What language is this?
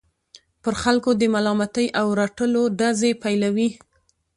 Pashto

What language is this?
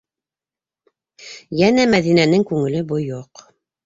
Bashkir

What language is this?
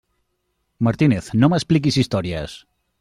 Catalan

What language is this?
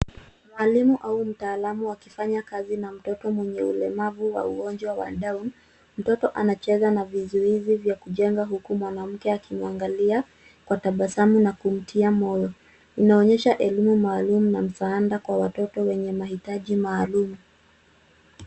Swahili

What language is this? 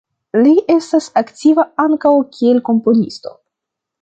Esperanto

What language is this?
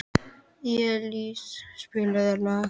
Icelandic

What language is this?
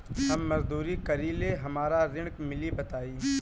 Bhojpuri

